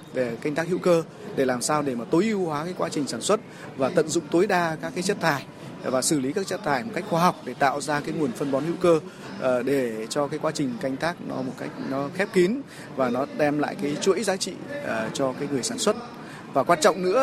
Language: Vietnamese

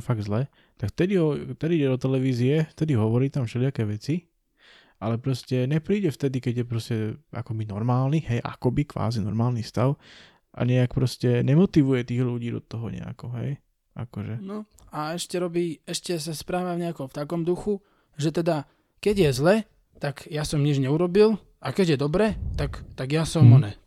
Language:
Slovak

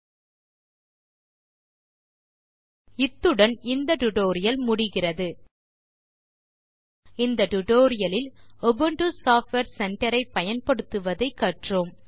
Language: Tamil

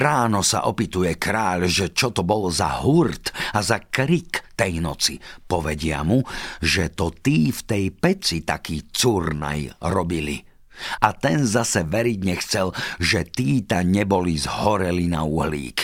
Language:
Slovak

